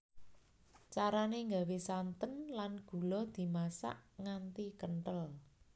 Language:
Javanese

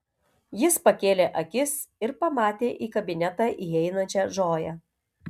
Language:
Lithuanian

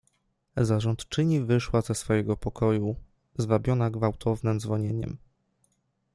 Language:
Polish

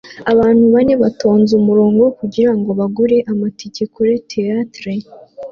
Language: Kinyarwanda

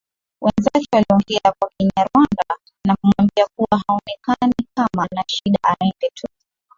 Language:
Swahili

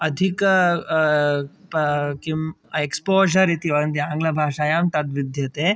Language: Sanskrit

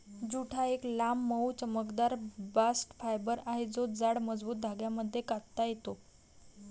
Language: Marathi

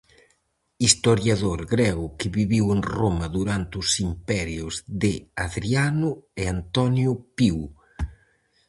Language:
Galician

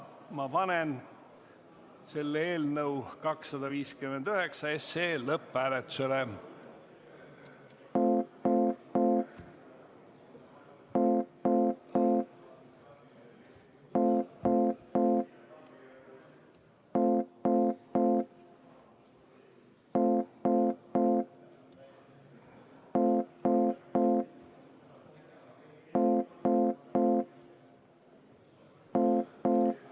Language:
Estonian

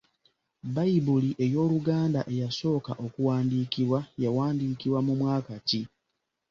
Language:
Ganda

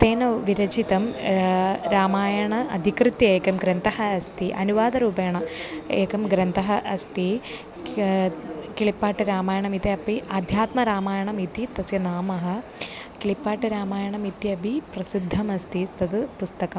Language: Sanskrit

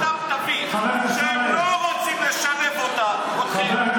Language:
Hebrew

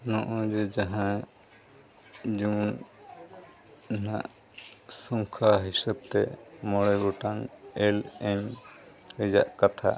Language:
Santali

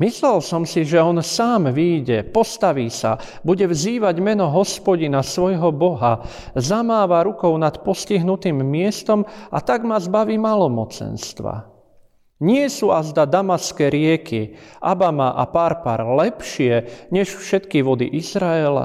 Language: Slovak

